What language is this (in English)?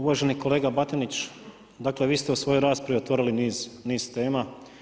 Croatian